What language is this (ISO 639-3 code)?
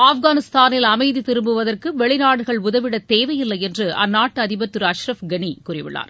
tam